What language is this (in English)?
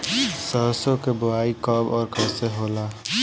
Bhojpuri